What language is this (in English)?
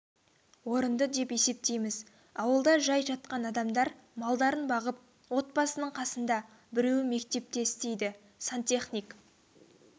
Kazakh